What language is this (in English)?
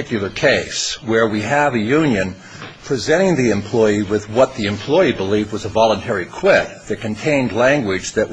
English